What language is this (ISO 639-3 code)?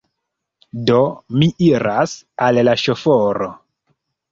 epo